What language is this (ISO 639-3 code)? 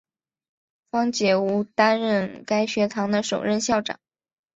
zho